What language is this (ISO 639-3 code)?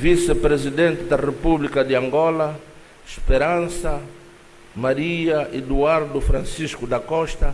por